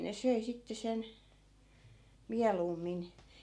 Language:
Finnish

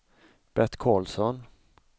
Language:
Swedish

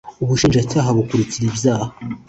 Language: Kinyarwanda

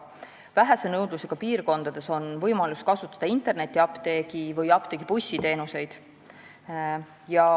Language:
Estonian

